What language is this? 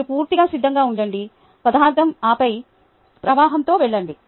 Telugu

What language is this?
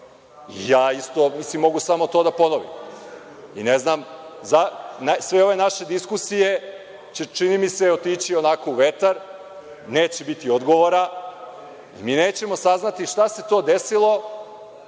Serbian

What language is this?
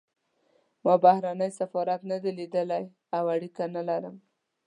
Pashto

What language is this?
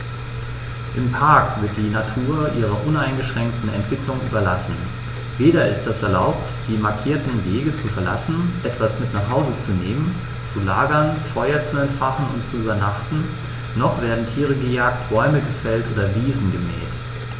German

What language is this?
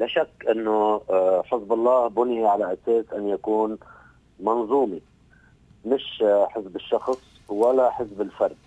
Arabic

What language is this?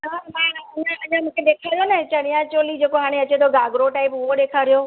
Sindhi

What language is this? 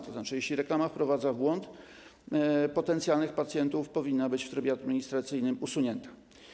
Polish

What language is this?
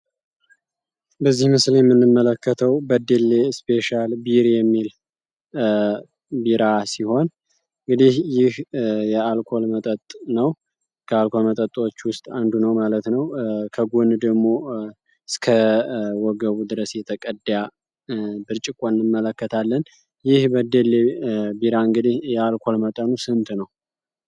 Amharic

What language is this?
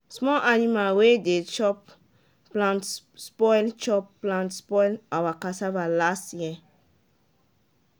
Nigerian Pidgin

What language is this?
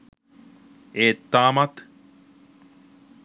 Sinhala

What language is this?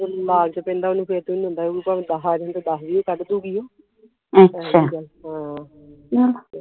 Punjabi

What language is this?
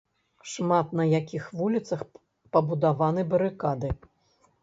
Belarusian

